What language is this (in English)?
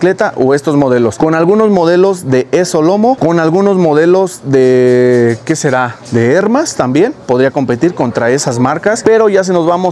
Spanish